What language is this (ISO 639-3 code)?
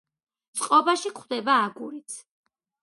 kat